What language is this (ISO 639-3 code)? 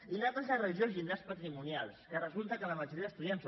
cat